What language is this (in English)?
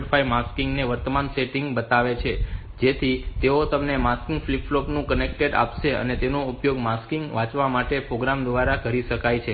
Gujarati